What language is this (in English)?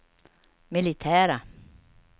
Swedish